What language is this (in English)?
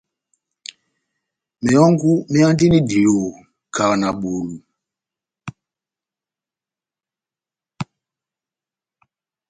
Batanga